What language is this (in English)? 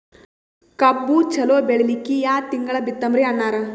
Kannada